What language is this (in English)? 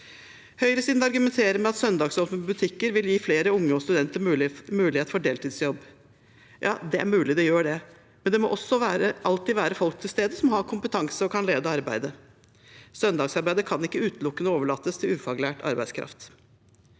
Norwegian